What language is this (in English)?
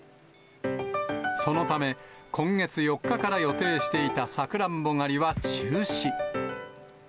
Japanese